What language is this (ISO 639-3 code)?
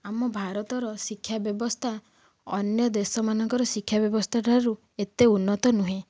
ori